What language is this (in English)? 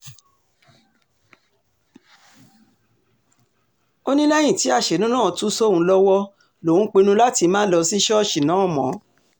Yoruba